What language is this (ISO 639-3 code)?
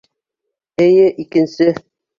bak